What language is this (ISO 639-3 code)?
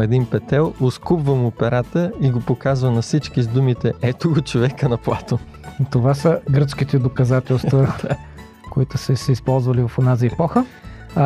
bul